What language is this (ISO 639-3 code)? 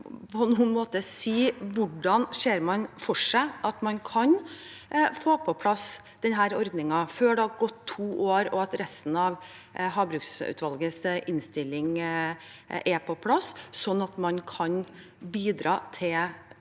nor